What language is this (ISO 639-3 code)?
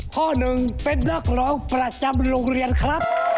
tha